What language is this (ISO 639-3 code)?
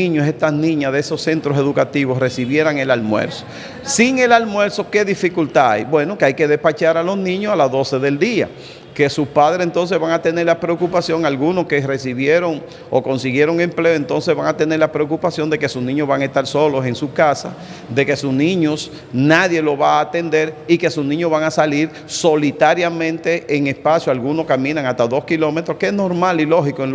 spa